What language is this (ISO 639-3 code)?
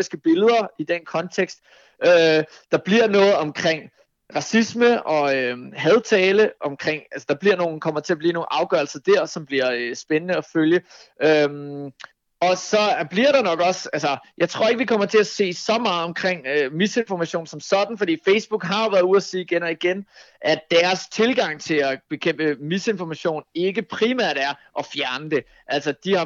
dan